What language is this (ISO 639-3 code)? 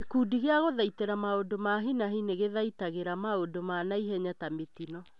kik